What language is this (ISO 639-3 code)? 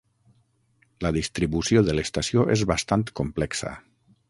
cat